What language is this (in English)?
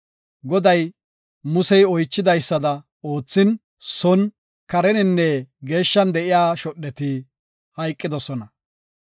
Gofa